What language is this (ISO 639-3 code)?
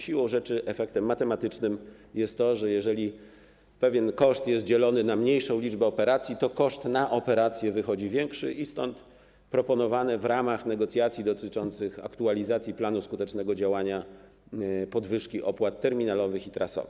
pol